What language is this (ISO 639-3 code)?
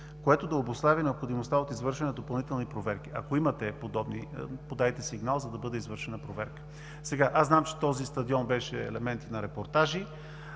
bul